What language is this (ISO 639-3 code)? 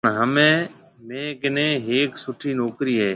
mve